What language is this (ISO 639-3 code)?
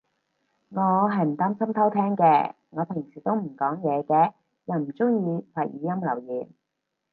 yue